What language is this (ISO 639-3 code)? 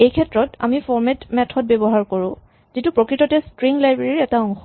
asm